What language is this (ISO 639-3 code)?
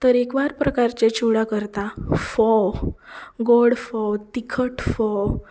kok